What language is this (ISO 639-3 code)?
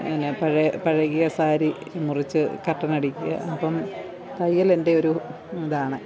mal